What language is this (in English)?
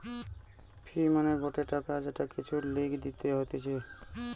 Bangla